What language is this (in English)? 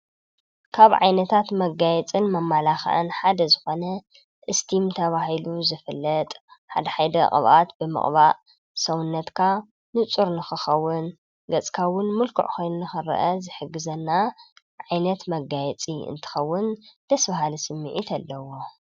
Tigrinya